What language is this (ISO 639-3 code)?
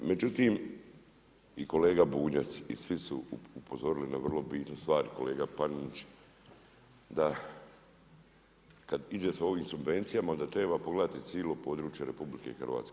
hrv